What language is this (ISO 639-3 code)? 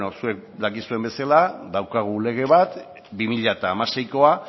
eus